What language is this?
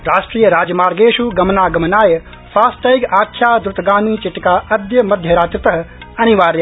Sanskrit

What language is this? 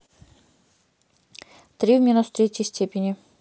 Russian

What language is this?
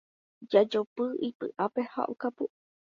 Guarani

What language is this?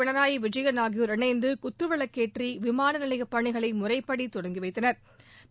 Tamil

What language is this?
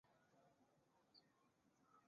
Chinese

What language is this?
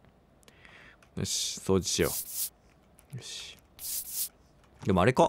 Japanese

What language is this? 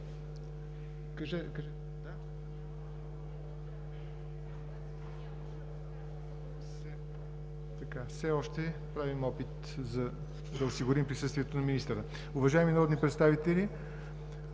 Bulgarian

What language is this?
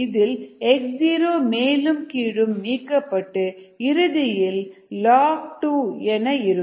Tamil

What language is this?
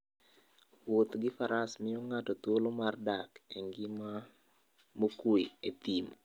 Luo (Kenya and Tanzania)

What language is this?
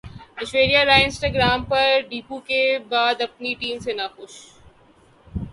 Urdu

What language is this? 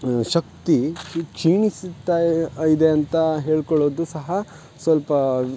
Kannada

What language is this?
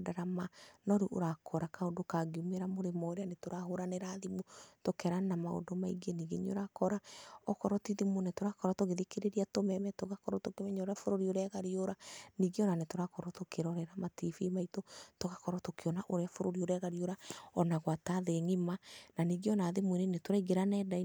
Kikuyu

